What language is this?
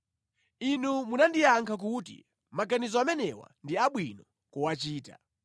Nyanja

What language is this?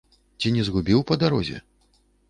Belarusian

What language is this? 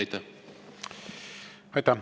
Estonian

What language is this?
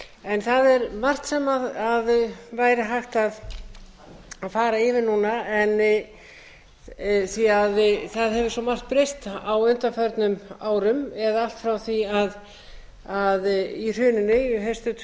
Icelandic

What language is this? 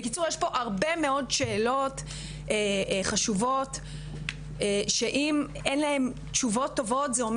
Hebrew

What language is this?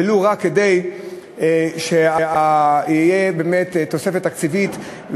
Hebrew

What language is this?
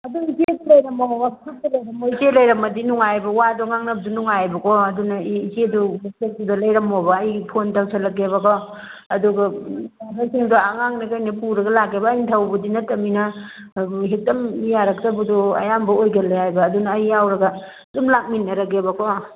Manipuri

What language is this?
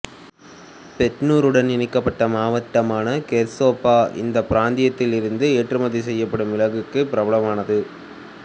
Tamil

